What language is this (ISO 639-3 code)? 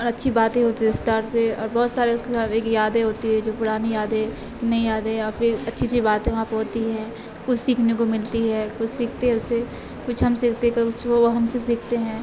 urd